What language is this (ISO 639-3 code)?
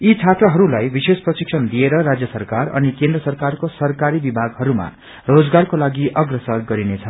nep